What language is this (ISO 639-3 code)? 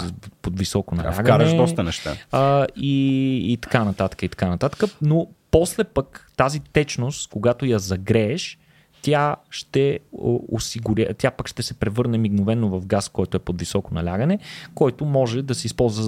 bul